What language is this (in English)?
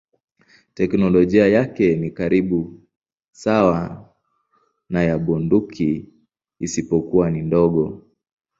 Swahili